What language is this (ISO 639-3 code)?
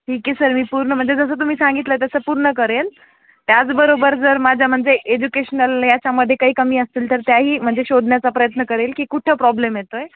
mar